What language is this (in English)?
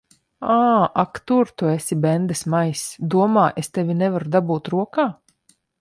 Latvian